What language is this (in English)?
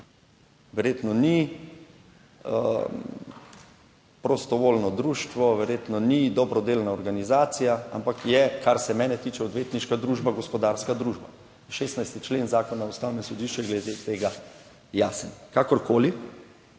Slovenian